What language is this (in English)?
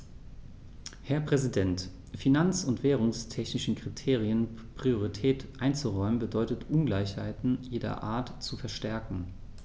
German